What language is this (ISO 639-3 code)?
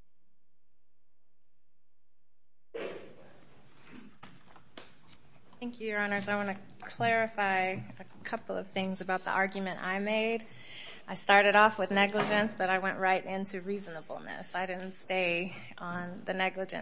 eng